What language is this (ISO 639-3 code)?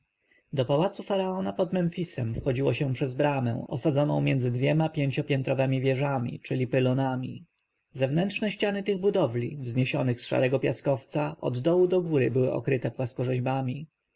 pol